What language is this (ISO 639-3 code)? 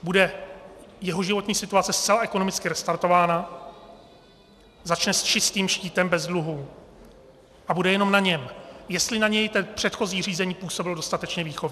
ces